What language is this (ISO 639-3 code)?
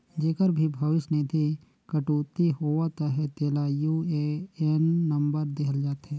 hne